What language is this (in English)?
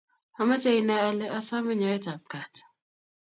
Kalenjin